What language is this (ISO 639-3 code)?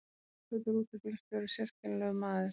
isl